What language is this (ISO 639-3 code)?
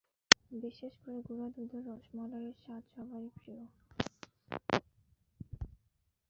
ben